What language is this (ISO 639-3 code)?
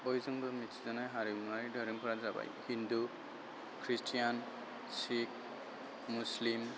brx